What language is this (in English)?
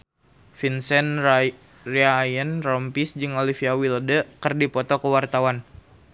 Sundanese